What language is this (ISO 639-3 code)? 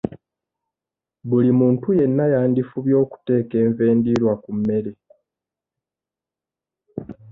lug